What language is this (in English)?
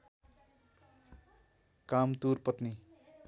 Nepali